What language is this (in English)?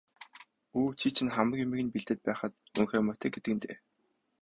Mongolian